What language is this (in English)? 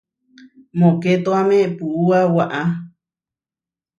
Huarijio